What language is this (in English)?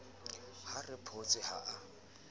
Southern Sotho